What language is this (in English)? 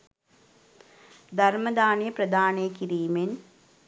Sinhala